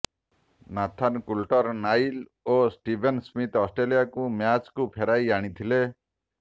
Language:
Odia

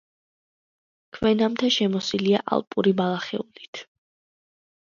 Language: Georgian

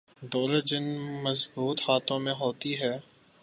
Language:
Urdu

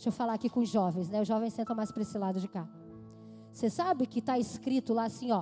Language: Portuguese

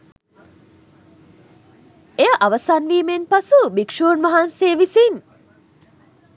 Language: Sinhala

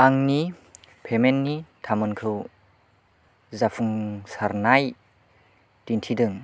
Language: Bodo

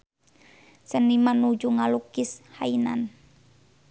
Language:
Sundanese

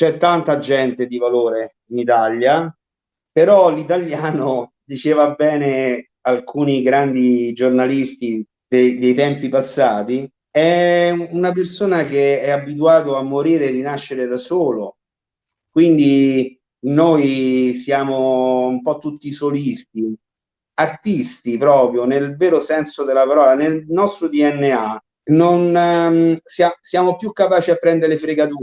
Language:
Italian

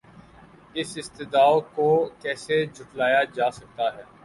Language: Urdu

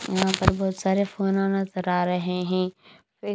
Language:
Hindi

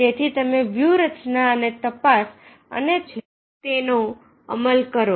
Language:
Gujarati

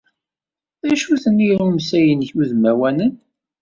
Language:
Kabyle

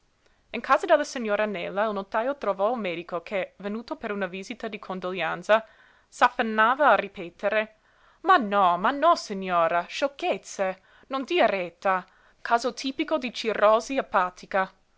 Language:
Italian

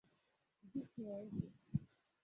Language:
Igbo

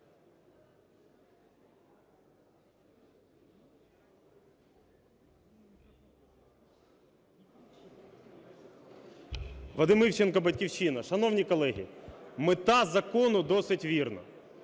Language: Ukrainian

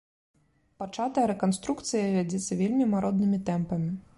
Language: Belarusian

